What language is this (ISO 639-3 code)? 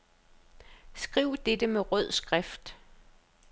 dan